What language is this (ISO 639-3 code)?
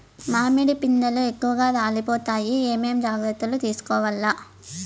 tel